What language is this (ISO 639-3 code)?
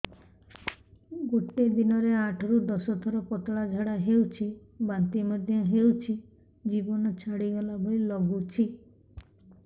ori